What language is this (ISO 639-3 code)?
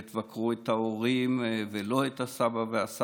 heb